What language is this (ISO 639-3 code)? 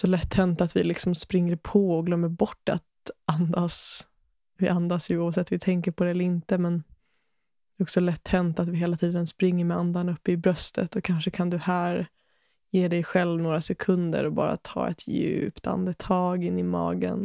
swe